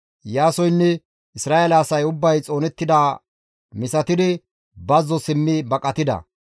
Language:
Gamo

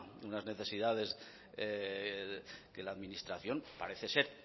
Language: Spanish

